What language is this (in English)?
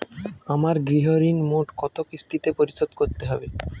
Bangla